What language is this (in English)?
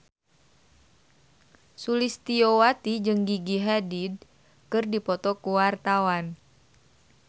Sundanese